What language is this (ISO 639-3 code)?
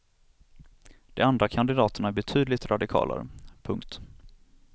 swe